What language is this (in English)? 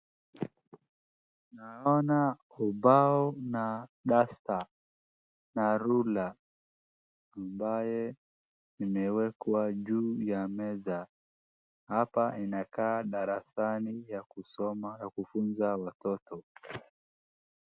Swahili